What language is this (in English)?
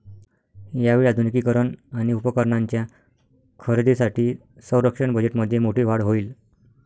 Marathi